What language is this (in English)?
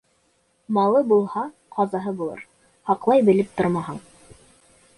Bashkir